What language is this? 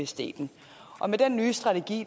Danish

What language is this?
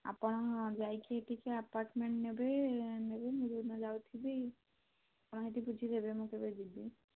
Odia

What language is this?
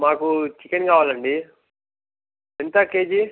Telugu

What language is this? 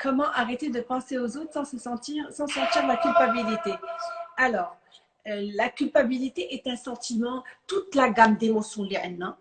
French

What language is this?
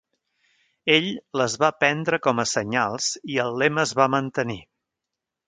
Catalan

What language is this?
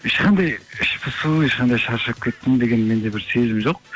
Kazakh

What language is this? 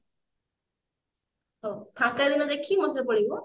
Odia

